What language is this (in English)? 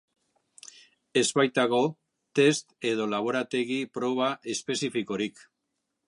Basque